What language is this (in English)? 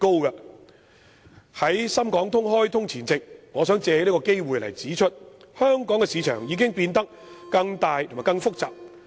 Cantonese